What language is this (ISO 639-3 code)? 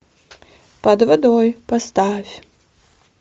rus